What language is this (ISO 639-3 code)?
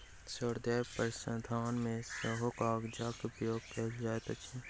mai